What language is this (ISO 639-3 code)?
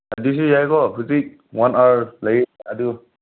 mni